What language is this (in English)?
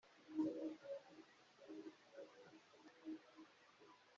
Kinyarwanda